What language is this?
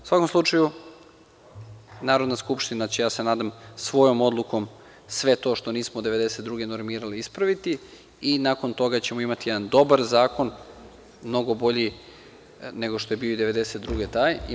Serbian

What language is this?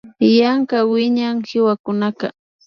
Imbabura Highland Quichua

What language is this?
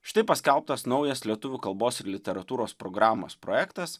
Lithuanian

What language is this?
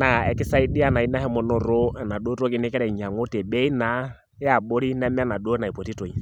Masai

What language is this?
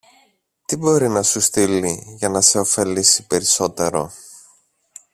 Greek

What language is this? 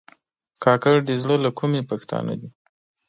Pashto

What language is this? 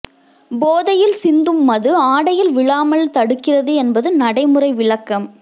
Tamil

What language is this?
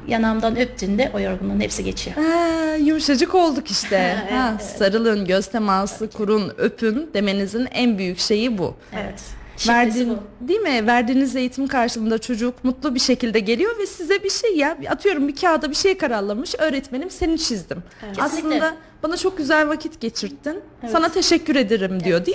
Turkish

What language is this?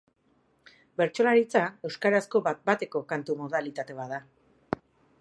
Basque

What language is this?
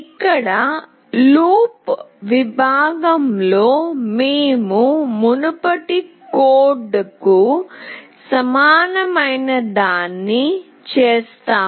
Telugu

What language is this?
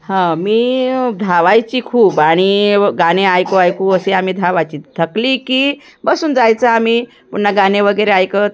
Marathi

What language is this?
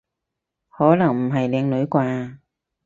Cantonese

